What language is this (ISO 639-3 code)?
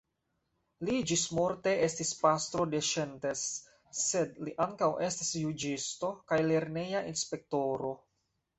epo